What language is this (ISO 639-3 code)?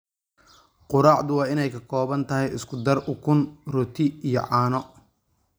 som